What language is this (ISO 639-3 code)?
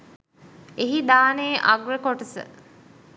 sin